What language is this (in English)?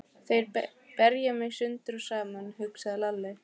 Icelandic